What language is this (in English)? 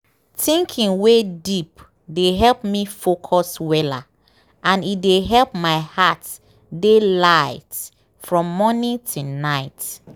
Nigerian Pidgin